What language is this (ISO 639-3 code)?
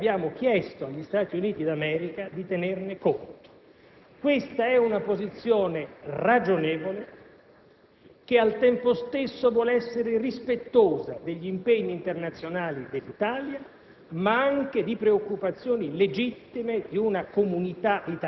ita